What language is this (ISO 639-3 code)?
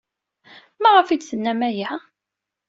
kab